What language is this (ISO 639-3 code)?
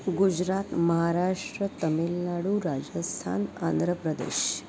san